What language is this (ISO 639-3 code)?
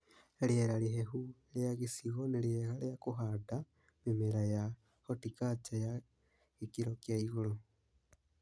kik